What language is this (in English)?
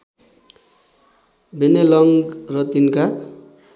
Nepali